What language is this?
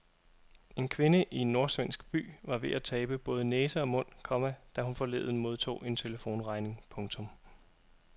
Danish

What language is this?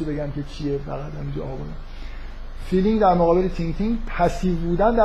Persian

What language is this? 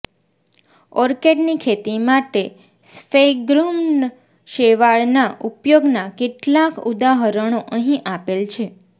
Gujarati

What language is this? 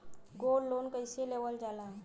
Bhojpuri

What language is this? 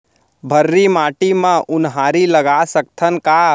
Chhattisgarhi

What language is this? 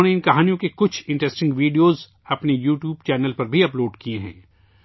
Urdu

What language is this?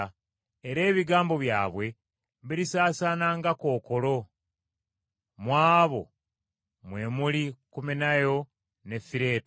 Ganda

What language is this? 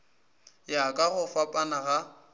Northern Sotho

